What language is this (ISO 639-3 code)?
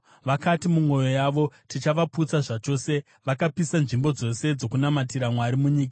sna